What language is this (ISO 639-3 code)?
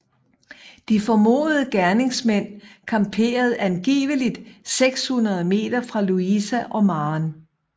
dan